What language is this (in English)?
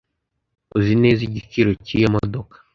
Kinyarwanda